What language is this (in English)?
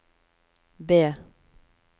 Norwegian